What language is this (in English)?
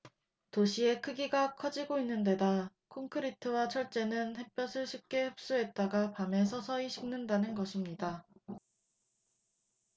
Korean